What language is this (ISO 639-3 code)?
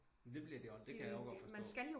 dan